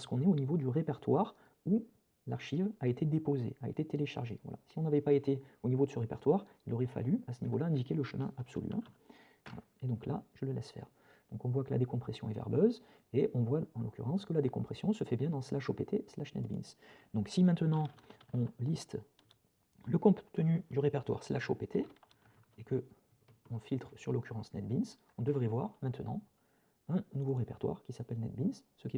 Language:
French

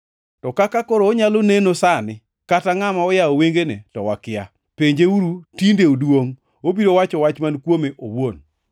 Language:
Luo (Kenya and Tanzania)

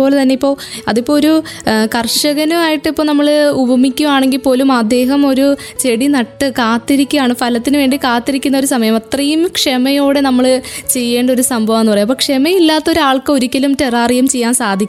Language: Malayalam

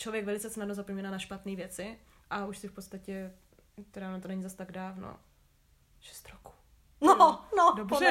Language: Czech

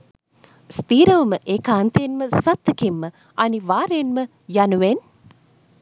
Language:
Sinhala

